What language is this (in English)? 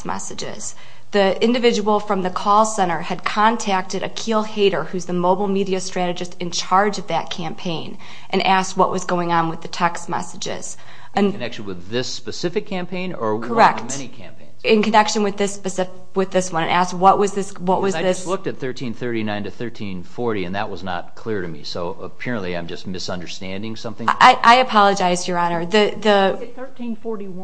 English